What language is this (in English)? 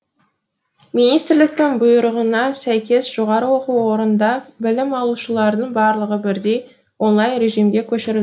Kazakh